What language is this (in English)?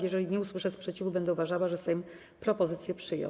Polish